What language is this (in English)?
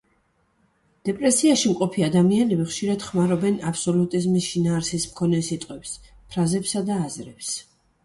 Georgian